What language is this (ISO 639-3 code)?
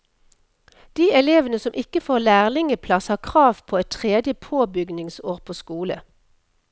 nor